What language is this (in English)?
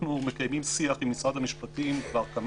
Hebrew